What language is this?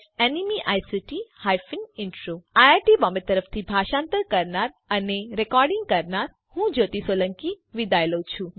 Gujarati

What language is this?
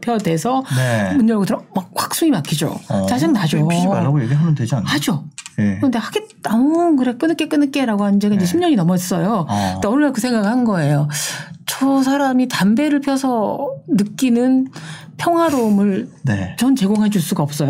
Korean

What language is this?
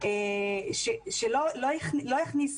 Hebrew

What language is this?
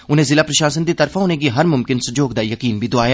Dogri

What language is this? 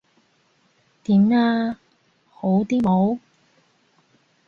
Cantonese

